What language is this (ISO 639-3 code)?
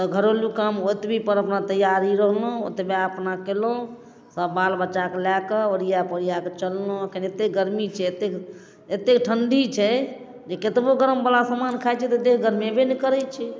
mai